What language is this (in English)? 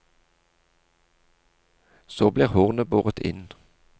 Norwegian